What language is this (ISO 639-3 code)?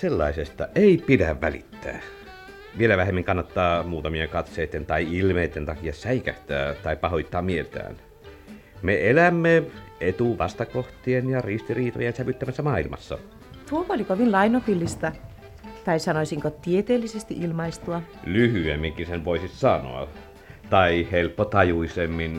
fin